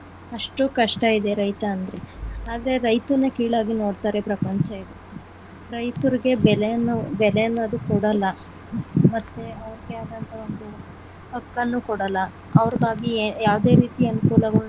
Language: Kannada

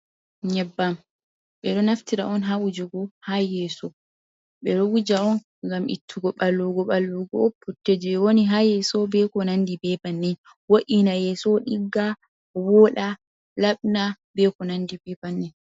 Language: Fula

